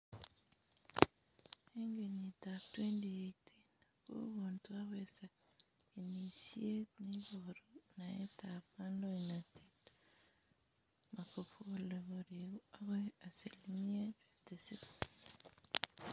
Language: Kalenjin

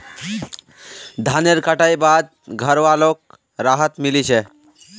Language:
Magahi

